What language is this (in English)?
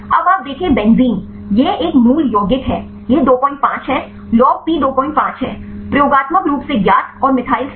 Hindi